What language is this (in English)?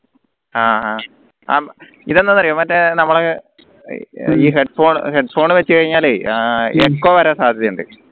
Malayalam